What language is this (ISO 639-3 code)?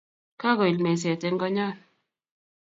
kln